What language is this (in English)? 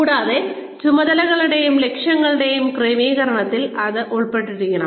Malayalam